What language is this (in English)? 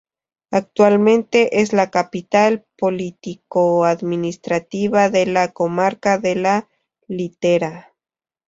Spanish